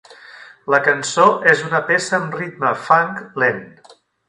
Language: Catalan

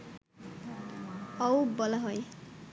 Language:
Bangla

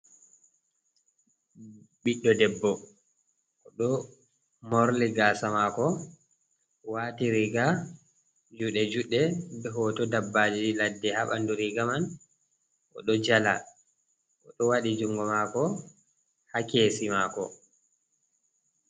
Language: Fula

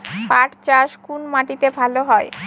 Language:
Bangla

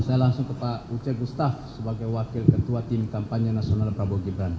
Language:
Indonesian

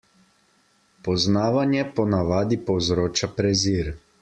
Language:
Slovenian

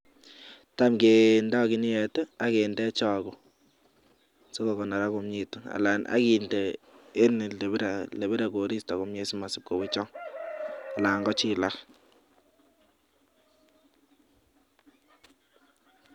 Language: Kalenjin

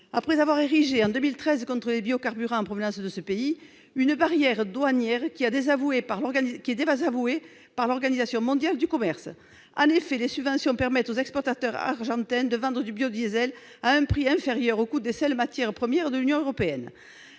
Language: French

